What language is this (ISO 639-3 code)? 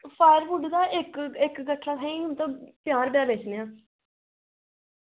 doi